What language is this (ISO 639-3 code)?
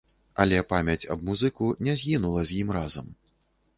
bel